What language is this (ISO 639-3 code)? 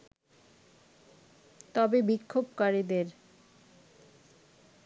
ben